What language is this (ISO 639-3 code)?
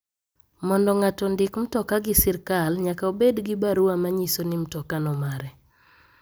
luo